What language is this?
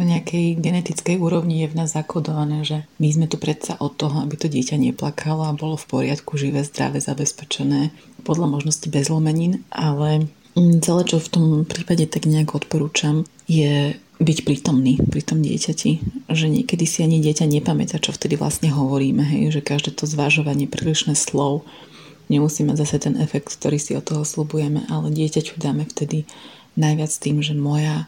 Slovak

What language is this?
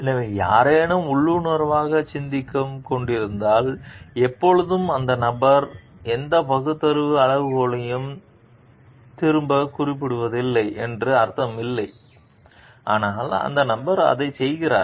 Tamil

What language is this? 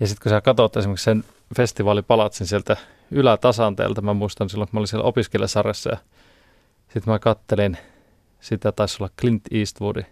Finnish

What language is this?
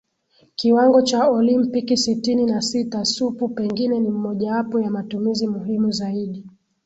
Swahili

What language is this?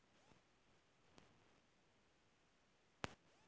Bhojpuri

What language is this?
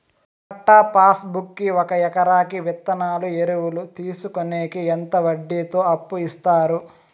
Telugu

